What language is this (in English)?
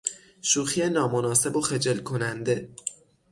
Persian